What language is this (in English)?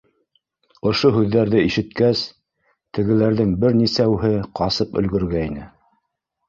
Bashkir